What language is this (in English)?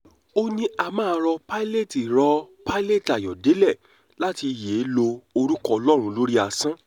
Yoruba